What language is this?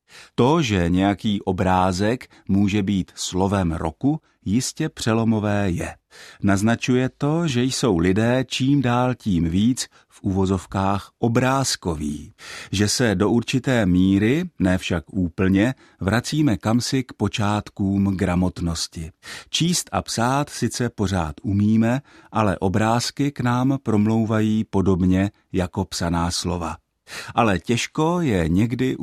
Czech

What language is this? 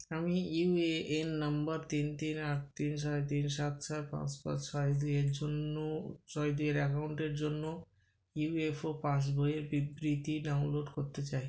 Bangla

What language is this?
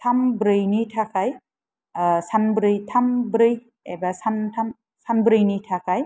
Bodo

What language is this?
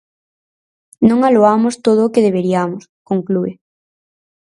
Galician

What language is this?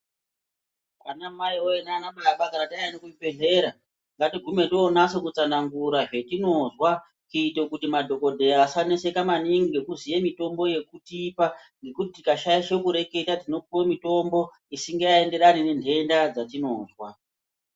Ndau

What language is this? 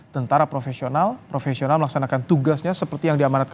Indonesian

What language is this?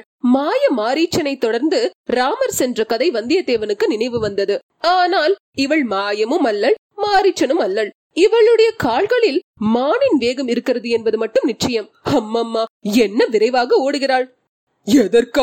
Tamil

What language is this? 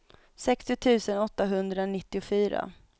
Swedish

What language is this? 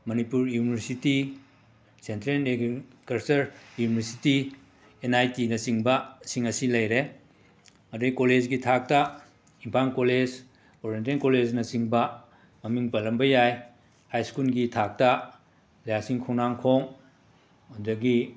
Manipuri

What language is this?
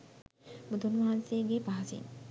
Sinhala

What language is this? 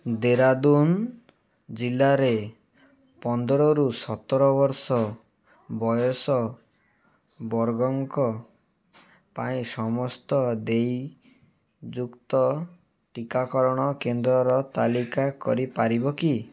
Odia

